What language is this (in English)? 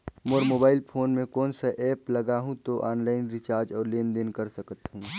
Chhattisgarhi